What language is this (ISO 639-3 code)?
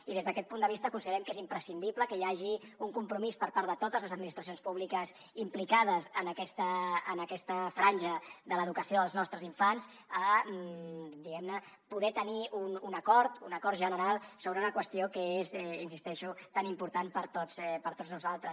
cat